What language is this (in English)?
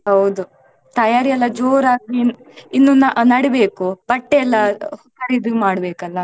Kannada